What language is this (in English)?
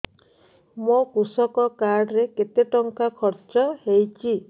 Odia